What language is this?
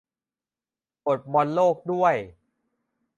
Thai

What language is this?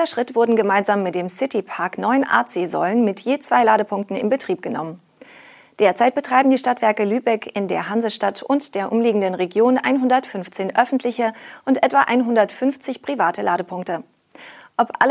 German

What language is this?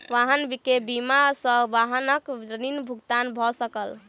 Maithili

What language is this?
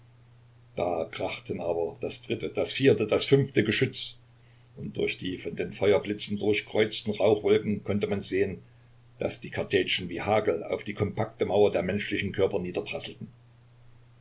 German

